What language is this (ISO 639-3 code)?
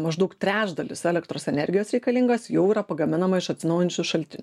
lit